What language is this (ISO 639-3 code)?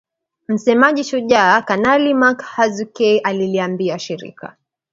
swa